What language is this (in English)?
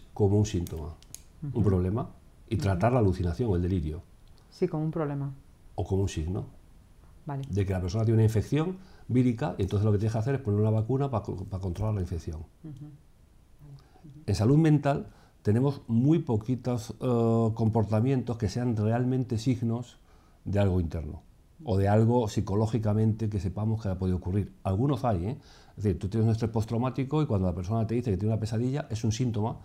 Spanish